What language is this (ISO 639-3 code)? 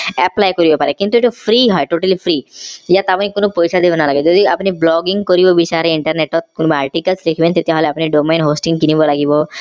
asm